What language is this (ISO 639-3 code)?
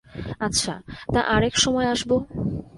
ben